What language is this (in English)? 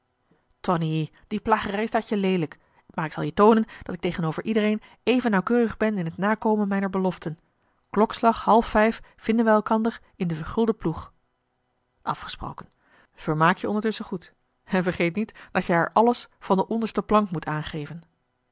Dutch